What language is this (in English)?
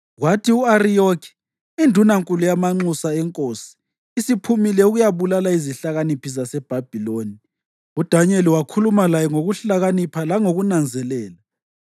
North Ndebele